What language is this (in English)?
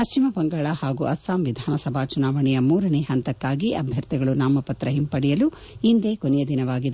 Kannada